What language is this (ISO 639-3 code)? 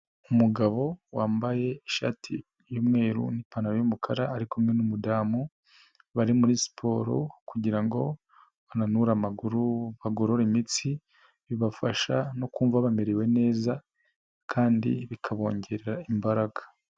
kin